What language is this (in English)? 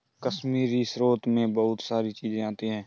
Hindi